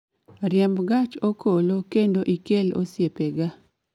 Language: Luo (Kenya and Tanzania)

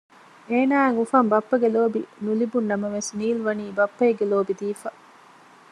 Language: Divehi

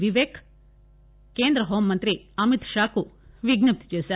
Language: Telugu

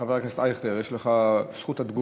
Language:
Hebrew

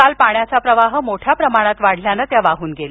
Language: Marathi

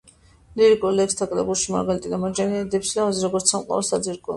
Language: Georgian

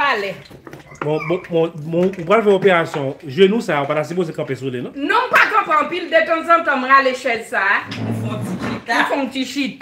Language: French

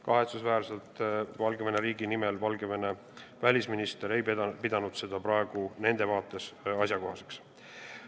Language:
Estonian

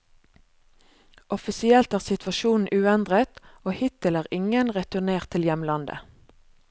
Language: Norwegian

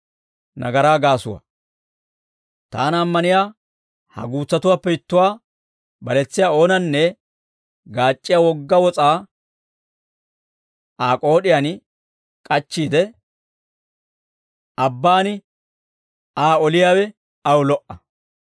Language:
Dawro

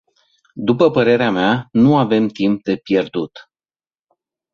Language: Romanian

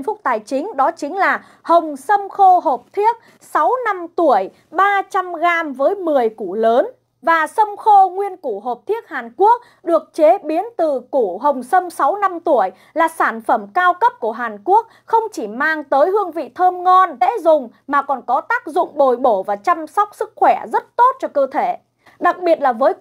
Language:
Vietnamese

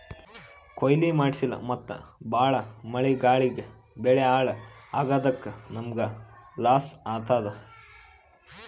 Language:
Kannada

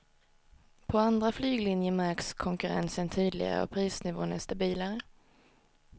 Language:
Swedish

